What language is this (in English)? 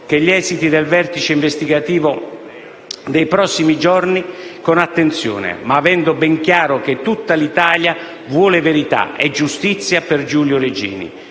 Italian